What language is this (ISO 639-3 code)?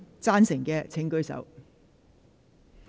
yue